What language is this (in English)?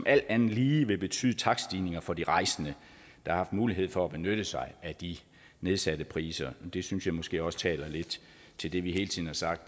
Danish